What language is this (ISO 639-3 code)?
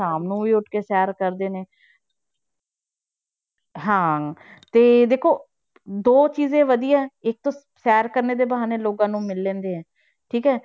pan